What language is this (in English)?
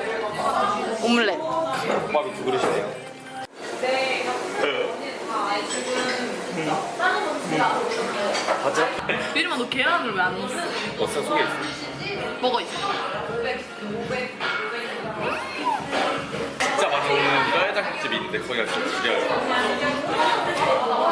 Korean